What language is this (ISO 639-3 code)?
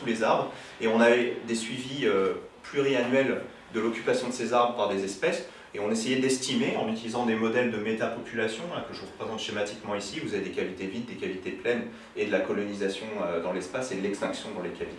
fra